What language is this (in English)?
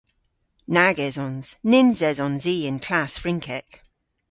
Cornish